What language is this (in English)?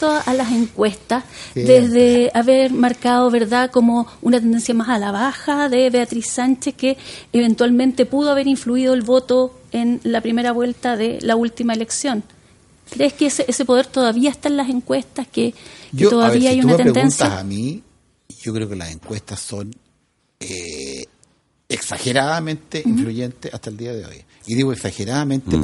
Spanish